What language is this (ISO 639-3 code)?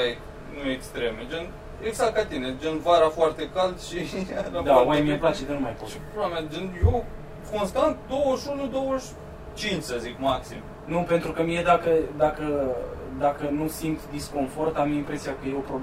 ron